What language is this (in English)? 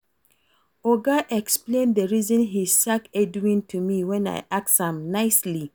Nigerian Pidgin